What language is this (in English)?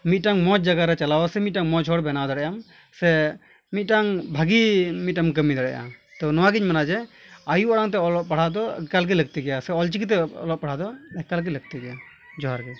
Santali